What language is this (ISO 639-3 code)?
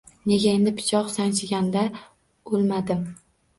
uzb